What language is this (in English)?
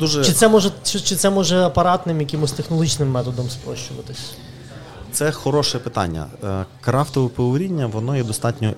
Ukrainian